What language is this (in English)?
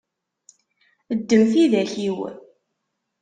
Kabyle